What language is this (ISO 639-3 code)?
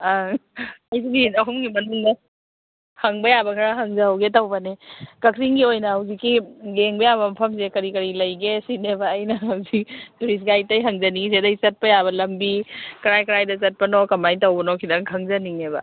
mni